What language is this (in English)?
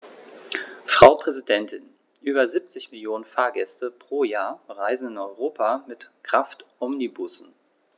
German